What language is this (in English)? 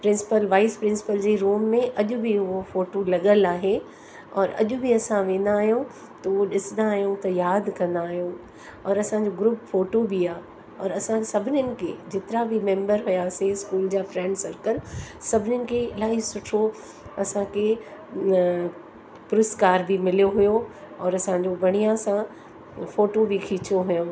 Sindhi